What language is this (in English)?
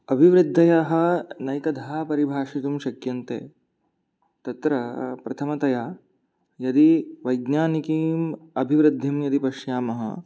Sanskrit